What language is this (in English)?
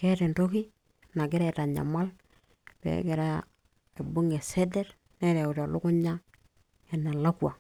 Masai